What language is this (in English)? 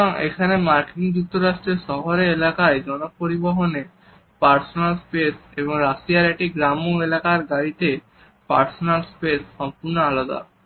Bangla